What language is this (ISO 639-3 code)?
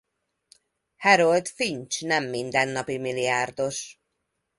hun